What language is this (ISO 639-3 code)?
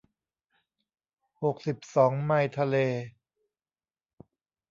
tha